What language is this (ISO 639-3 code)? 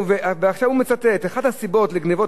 heb